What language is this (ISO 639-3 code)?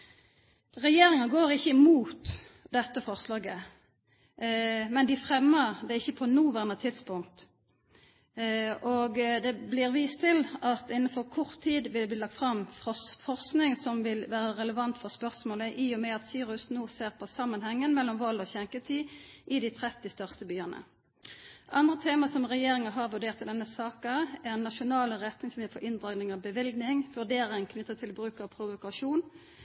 nno